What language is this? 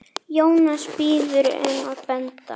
Icelandic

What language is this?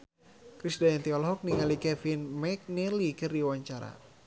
Sundanese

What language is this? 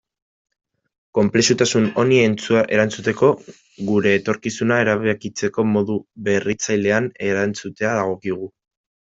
Basque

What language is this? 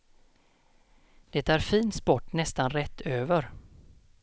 Swedish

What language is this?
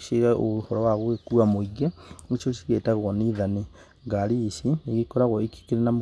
Kikuyu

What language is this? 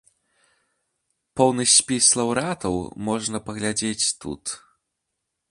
Belarusian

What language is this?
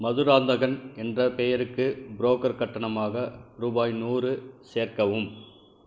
Tamil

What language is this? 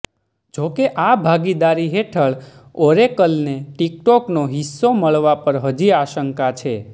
Gujarati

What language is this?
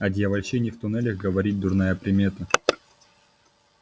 Russian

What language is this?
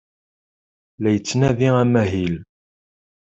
Kabyle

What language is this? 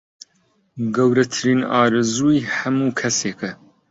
Central Kurdish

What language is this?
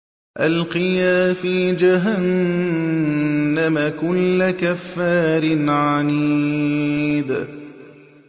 Arabic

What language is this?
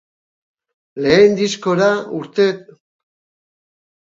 Basque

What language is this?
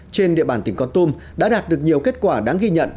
Vietnamese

